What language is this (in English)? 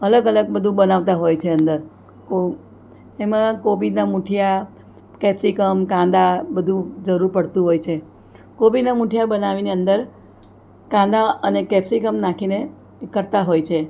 Gujarati